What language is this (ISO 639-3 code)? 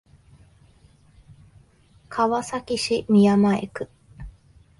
jpn